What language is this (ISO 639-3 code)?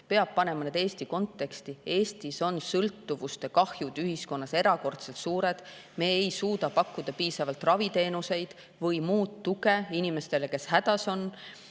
est